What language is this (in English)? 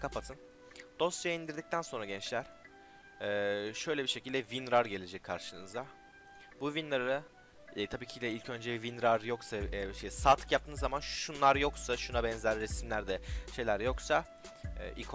Turkish